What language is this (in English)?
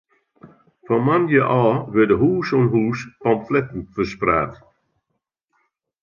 Western Frisian